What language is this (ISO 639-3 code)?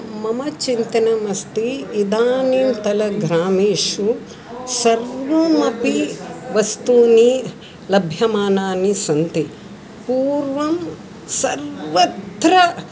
san